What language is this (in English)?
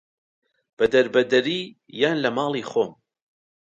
Central Kurdish